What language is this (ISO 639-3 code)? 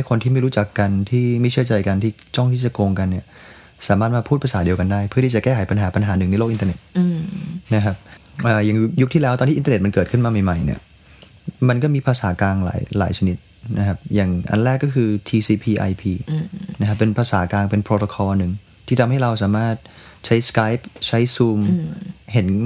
tha